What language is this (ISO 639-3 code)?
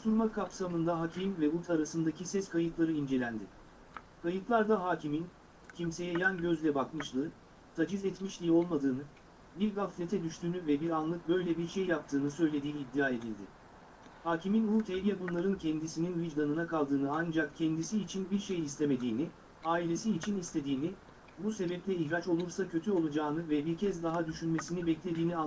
tur